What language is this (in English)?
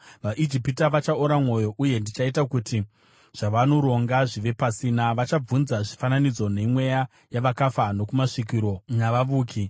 Shona